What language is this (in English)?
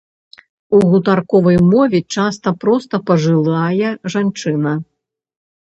Belarusian